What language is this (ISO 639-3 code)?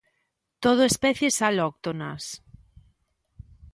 glg